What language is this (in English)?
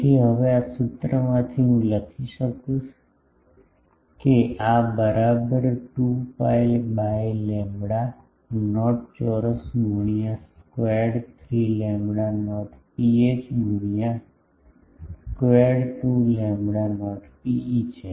Gujarati